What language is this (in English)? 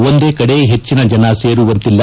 Kannada